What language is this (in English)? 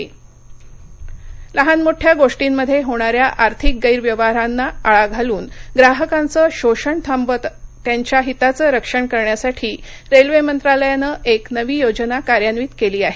Marathi